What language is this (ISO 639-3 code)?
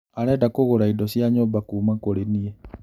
kik